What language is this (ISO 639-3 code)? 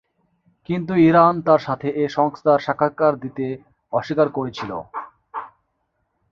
ben